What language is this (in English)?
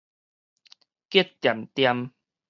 Min Nan Chinese